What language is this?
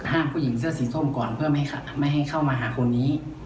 Thai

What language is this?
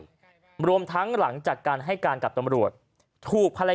Thai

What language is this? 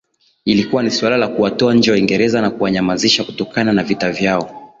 Swahili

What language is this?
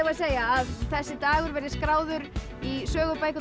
Icelandic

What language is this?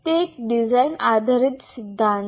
Gujarati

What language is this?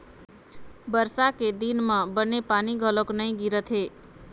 Chhattisgarhi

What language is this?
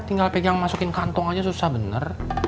Indonesian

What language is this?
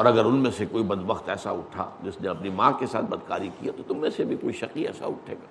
Urdu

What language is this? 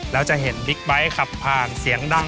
Thai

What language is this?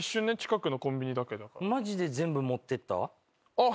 Japanese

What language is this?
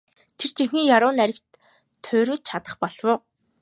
Mongolian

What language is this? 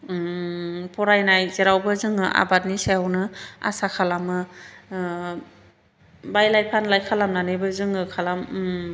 Bodo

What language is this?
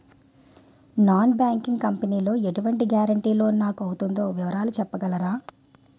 Telugu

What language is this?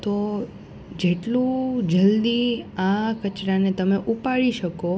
Gujarati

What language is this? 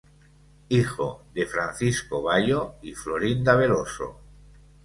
Spanish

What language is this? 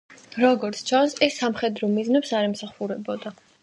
Georgian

